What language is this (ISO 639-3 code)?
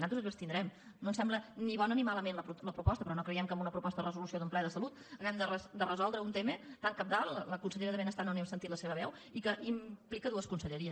cat